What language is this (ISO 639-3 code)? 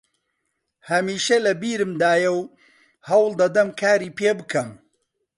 ckb